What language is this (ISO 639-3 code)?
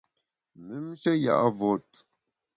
bax